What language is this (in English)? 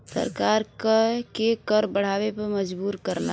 Bhojpuri